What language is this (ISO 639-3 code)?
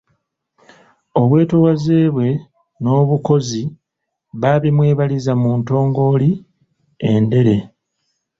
lug